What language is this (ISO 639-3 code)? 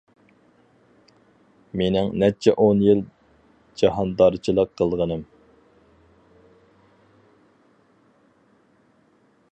uig